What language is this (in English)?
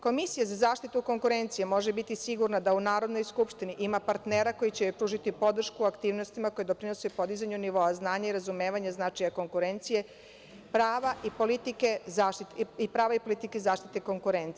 Serbian